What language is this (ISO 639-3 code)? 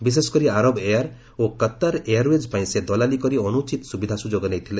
ori